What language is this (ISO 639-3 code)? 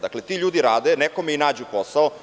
srp